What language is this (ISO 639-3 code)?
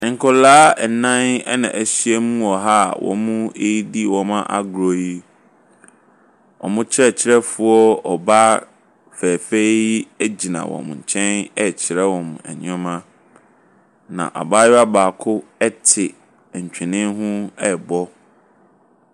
aka